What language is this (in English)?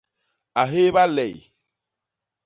Basaa